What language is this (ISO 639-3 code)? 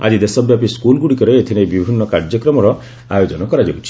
ori